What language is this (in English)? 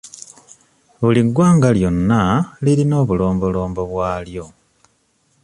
Ganda